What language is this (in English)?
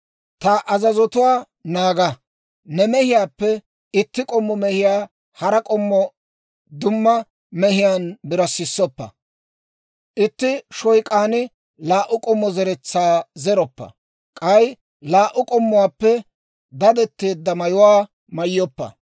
Dawro